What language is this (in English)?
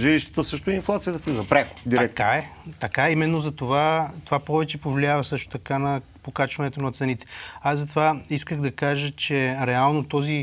Bulgarian